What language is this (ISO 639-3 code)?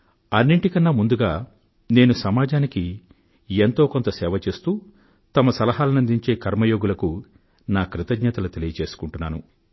tel